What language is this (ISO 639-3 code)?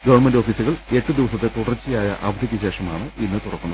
mal